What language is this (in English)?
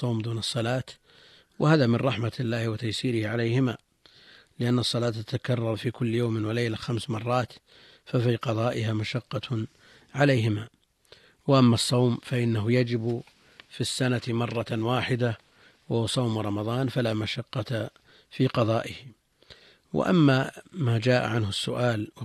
Arabic